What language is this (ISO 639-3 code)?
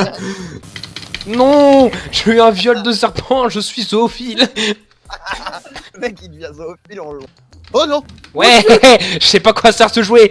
fra